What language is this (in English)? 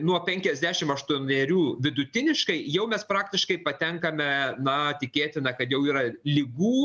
Lithuanian